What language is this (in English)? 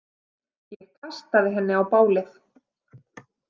Icelandic